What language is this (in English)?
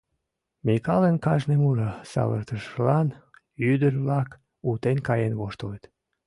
Mari